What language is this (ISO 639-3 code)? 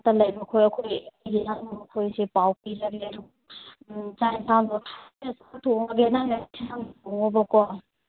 mni